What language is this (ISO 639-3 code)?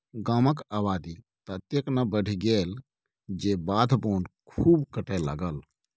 mai